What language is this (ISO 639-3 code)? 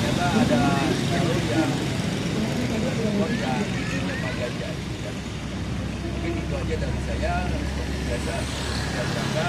ind